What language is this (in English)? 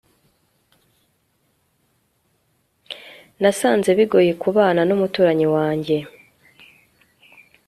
Kinyarwanda